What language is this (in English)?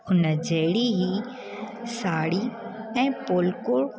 Sindhi